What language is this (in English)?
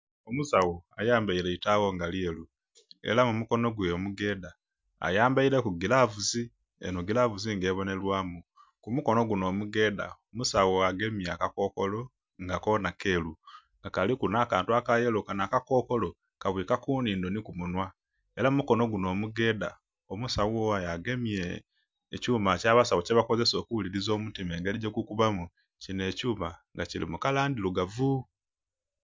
Soga